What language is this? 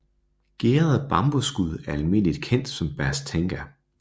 Danish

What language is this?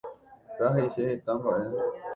Guarani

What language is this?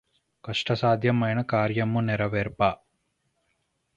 Telugu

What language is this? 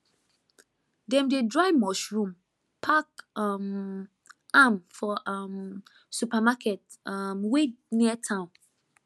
Nigerian Pidgin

